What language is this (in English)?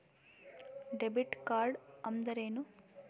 Kannada